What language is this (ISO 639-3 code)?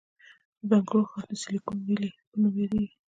pus